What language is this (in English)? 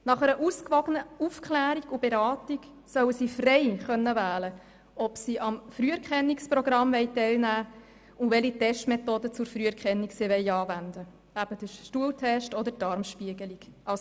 Swiss German